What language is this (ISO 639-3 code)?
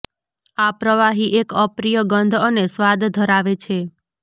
guj